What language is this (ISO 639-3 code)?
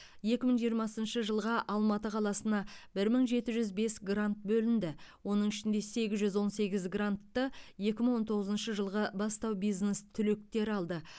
kaz